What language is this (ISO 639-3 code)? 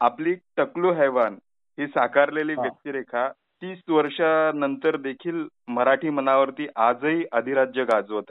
mar